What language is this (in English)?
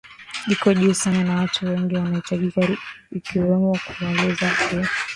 Swahili